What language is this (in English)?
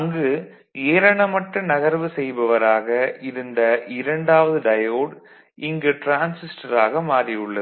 Tamil